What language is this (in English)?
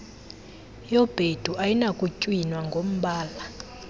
Xhosa